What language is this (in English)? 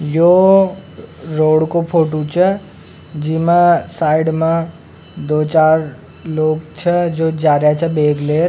Rajasthani